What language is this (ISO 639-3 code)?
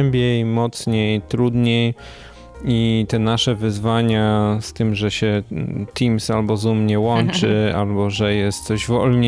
pol